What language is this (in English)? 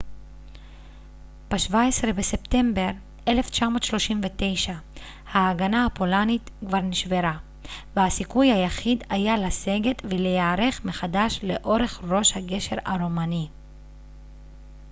Hebrew